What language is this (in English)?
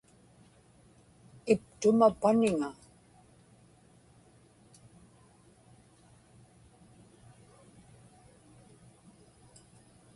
Inupiaq